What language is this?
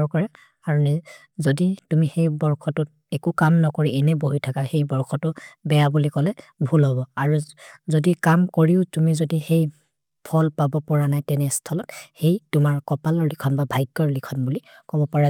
Maria (India)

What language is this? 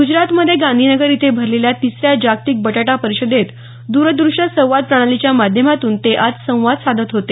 Marathi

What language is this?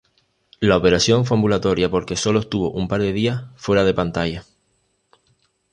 Spanish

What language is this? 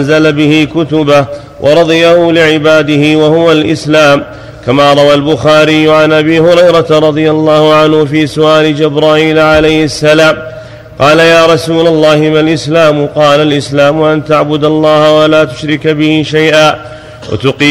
Arabic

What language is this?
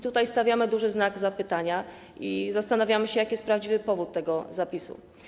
Polish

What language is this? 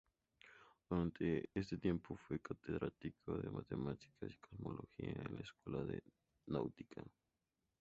Spanish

